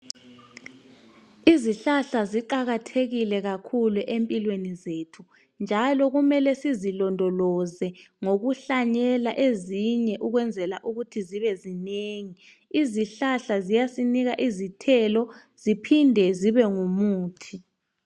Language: North Ndebele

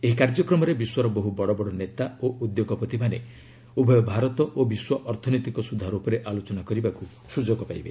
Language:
Odia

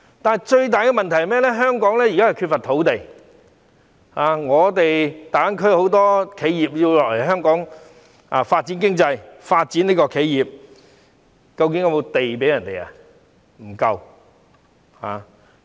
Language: Cantonese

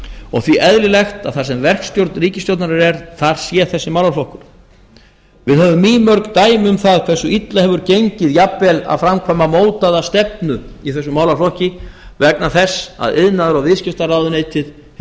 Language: Icelandic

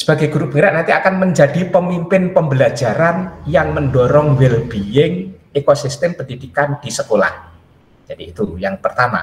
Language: Indonesian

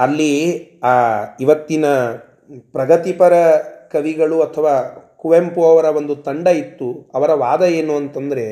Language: Kannada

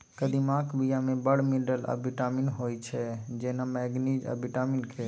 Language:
Maithili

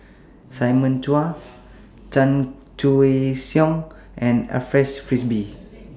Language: English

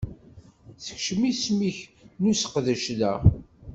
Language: Kabyle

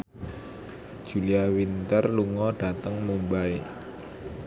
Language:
Javanese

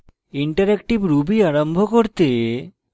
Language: Bangla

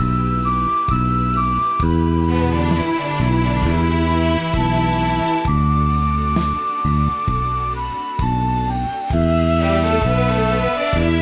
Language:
Thai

